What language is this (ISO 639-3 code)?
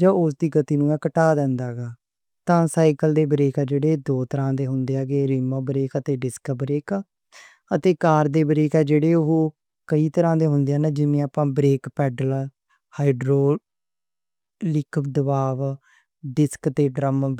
lah